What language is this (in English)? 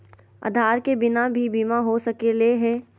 Magahi